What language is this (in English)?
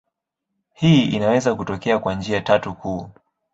Swahili